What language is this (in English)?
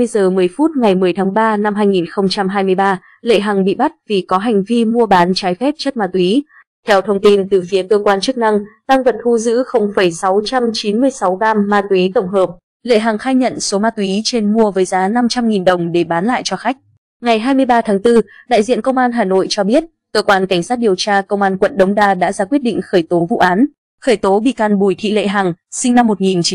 Vietnamese